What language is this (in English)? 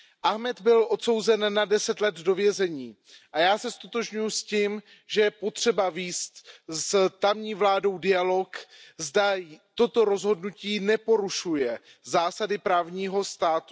Czech